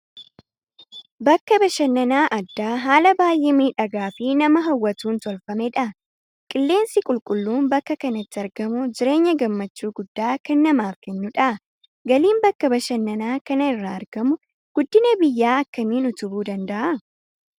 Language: Oromo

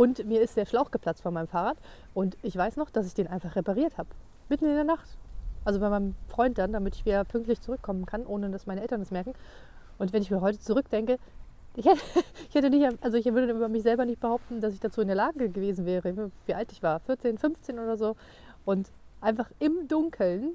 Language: German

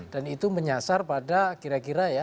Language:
Indonesian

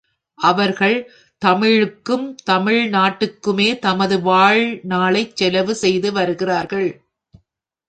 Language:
Tamil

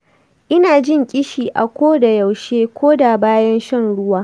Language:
Hausa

